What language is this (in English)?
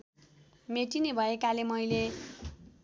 Nepali